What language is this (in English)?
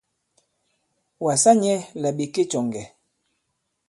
Bankon